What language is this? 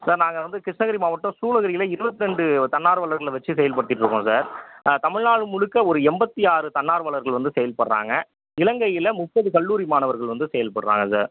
Tamil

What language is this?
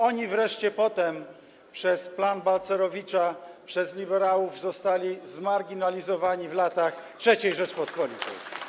Polish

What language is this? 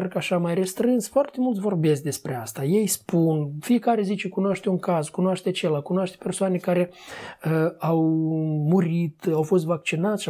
Romanian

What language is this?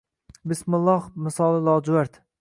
Uzbek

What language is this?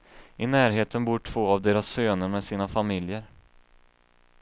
Swedish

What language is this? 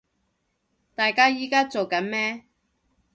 Cantonese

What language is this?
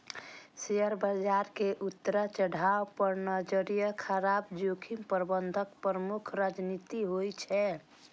Maithili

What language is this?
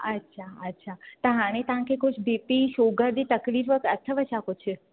Sindhi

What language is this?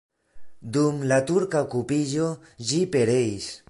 Esperanto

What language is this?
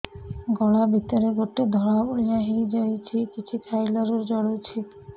Odia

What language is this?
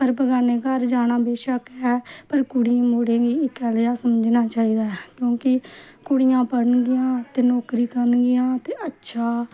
Dogri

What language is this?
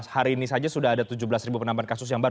Indonesian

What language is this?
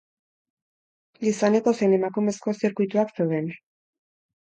Basque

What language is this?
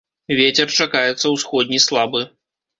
Belarusian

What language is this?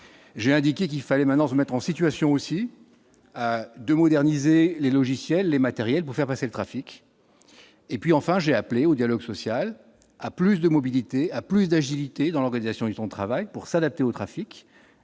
French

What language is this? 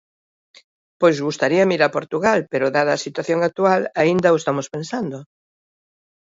Galician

